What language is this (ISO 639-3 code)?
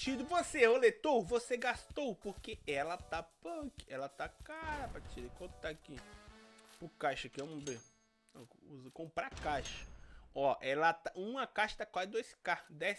por